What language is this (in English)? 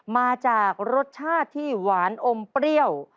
Thai